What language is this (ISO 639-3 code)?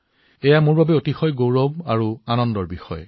asm